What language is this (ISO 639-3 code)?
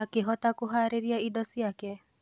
kik